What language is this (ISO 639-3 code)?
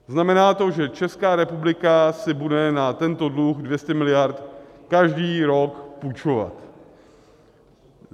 ces